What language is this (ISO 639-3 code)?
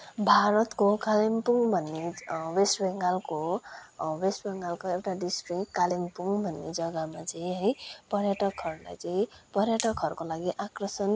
nep